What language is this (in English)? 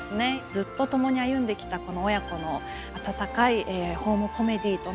Japanese